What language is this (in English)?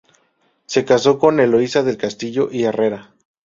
Spanish